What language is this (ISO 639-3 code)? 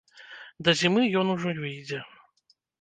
bel